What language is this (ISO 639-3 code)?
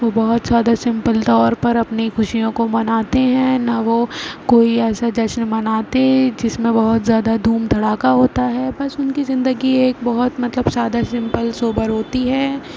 urd